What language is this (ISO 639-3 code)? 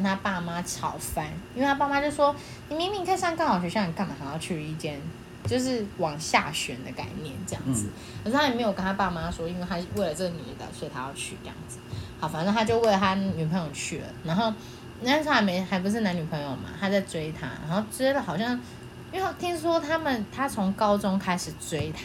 zho